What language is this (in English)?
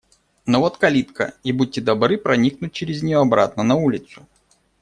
Russian